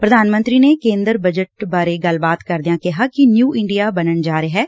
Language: Punjabi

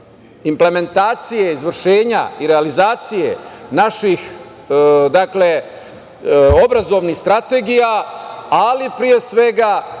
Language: Serbian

